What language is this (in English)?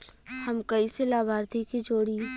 Bhojpuri